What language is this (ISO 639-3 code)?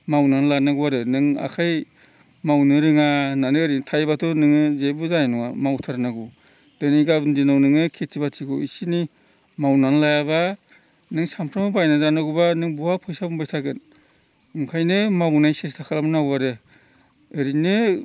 brx